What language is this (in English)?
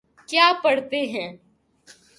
Urdu